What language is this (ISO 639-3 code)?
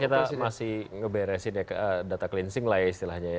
ind